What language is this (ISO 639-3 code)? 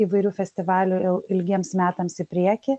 lit